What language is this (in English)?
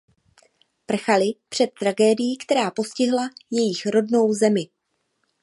Czech